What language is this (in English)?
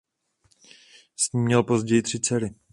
Czech